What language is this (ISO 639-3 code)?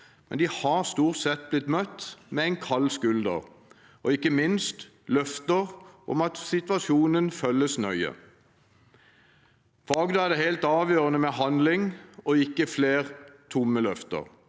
nor